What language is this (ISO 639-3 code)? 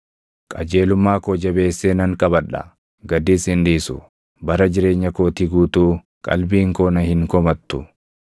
orm